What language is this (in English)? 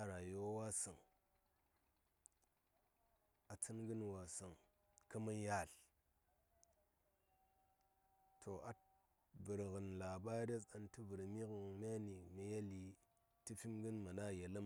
Saya